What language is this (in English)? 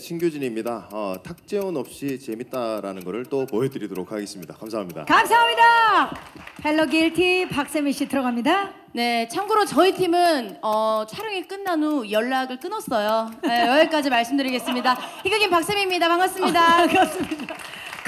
Korean